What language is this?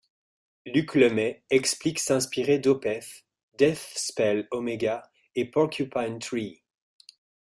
French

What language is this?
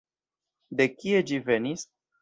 Esperanto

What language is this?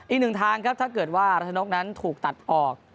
Thai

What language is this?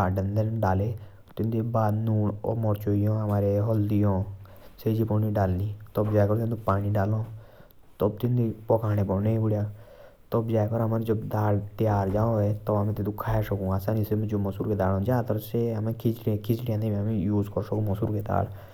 Jaunsari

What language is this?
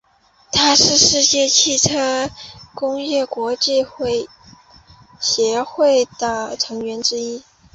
Chinese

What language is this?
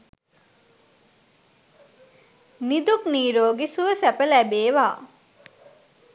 Sinhala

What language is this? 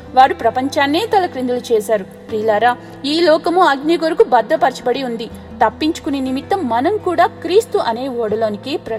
Telugu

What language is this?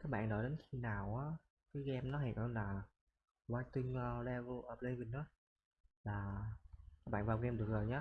Vietnamese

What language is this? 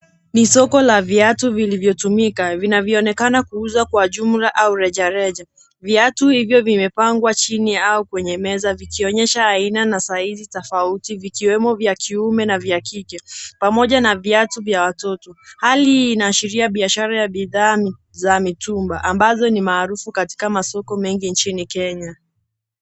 Swahili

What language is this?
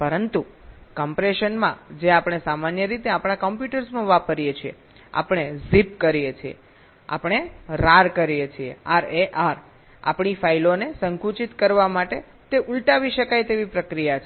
Gujarati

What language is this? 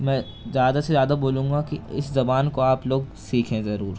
Urdu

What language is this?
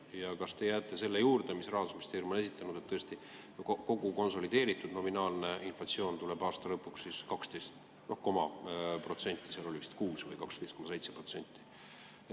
Estonian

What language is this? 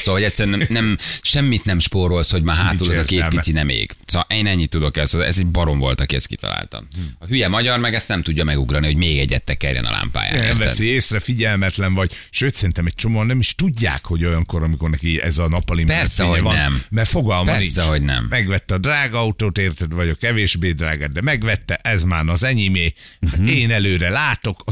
Hungarian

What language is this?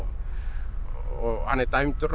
Icelandic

